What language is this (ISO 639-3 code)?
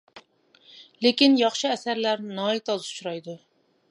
uig